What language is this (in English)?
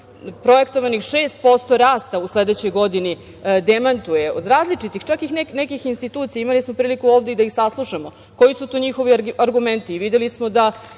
Serbian